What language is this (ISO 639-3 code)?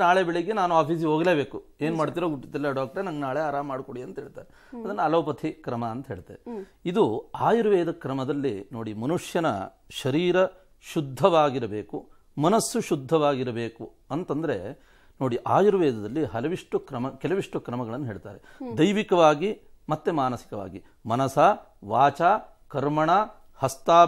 kan